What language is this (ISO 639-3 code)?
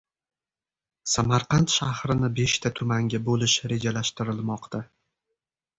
uzb